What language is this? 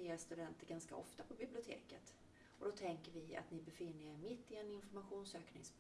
Swedish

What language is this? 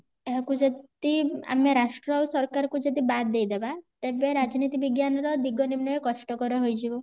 Odia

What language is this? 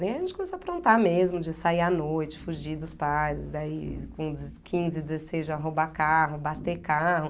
Portuguese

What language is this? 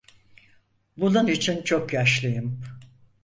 Turkish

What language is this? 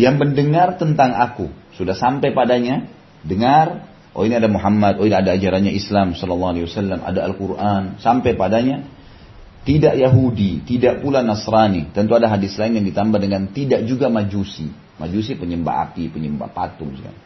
Indonesian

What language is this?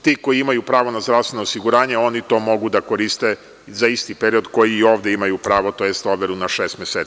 Serbian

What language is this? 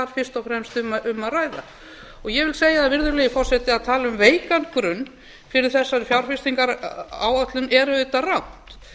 Icelandic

